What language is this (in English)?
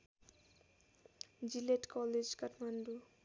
Nepali